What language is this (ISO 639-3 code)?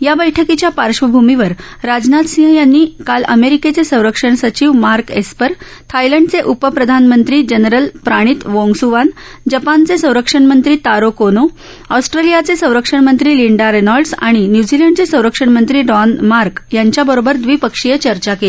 mar